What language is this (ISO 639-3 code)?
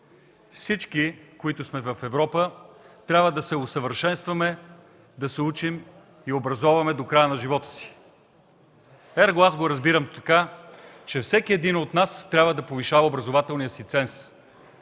bul